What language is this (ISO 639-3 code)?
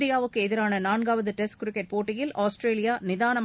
tam